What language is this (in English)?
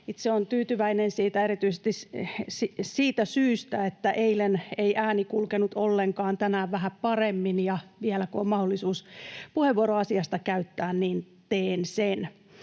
Finnish